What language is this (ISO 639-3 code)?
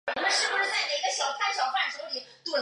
zho